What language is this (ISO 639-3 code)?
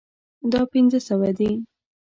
pus